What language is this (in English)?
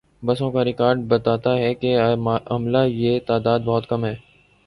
Urdu